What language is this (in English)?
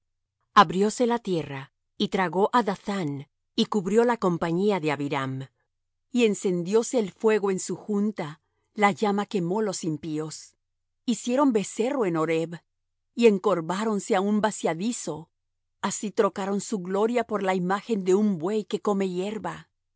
Spanish